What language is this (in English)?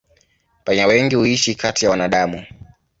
Swahili